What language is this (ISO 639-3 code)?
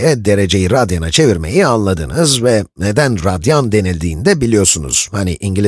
tur